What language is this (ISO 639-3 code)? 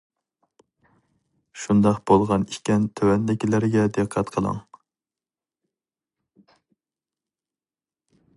uig